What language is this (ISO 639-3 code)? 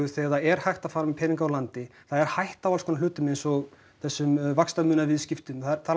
isl